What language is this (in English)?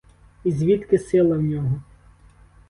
Ukrainian